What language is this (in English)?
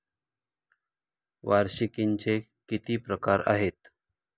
Marathi